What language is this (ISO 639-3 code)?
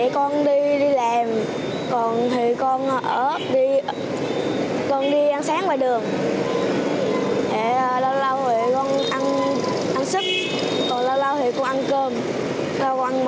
vie